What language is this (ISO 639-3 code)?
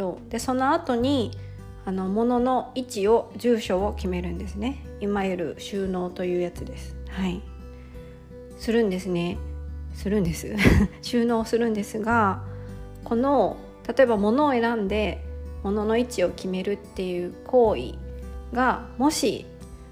jpn